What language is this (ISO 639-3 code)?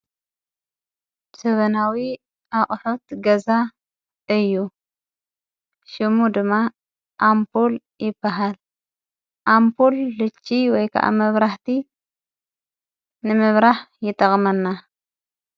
tir